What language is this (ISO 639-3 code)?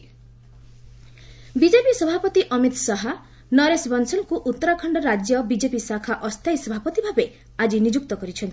ori